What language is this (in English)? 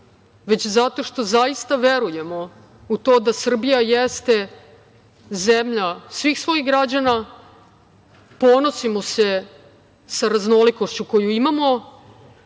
Serbian